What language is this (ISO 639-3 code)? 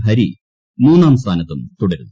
mal